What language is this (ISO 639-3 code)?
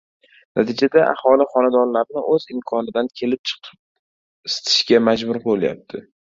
uzb